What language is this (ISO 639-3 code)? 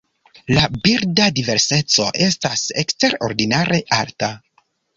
epo